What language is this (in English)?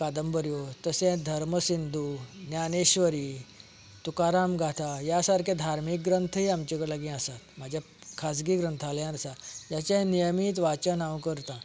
Konkani